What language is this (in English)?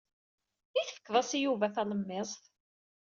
Kabyle